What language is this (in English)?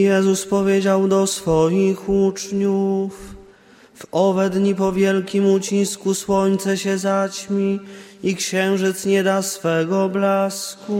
Polish